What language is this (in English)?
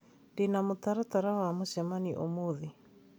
Kikuyu